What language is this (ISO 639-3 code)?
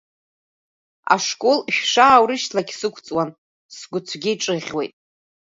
abk